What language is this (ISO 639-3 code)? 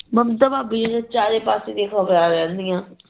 pan